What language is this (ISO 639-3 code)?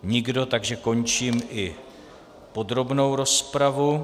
ces